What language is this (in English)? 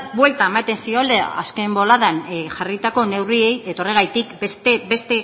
Basque